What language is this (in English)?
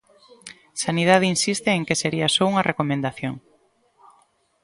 Galician